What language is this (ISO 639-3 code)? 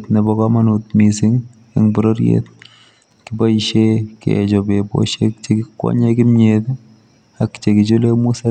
kln